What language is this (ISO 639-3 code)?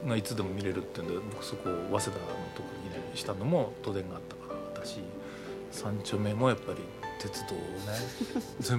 jpn